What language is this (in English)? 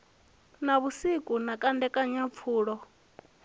Venda